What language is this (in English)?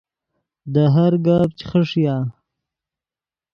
Yidgha